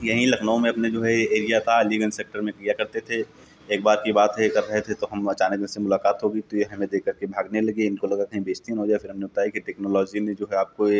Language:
Hindi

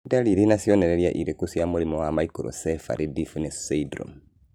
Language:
Kikuyu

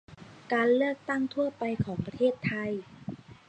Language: Thai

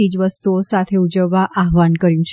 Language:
Gujarati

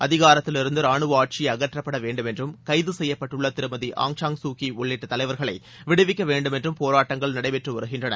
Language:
Tamil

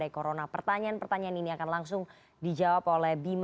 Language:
Indonesian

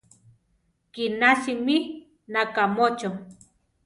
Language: Central Tarahumara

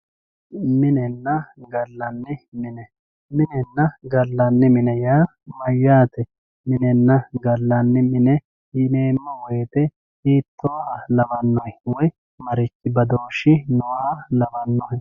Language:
Sidamo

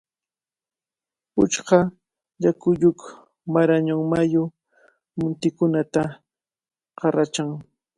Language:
Cajatambo North Lima Quechua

